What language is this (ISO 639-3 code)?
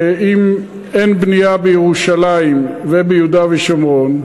heb